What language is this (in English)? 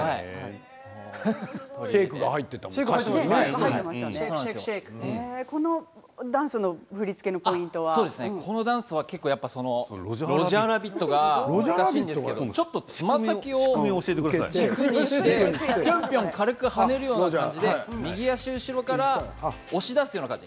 Japanese